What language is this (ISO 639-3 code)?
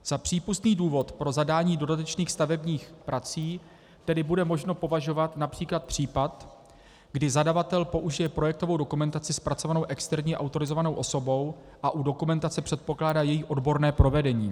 ces